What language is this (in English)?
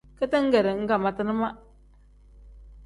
Tem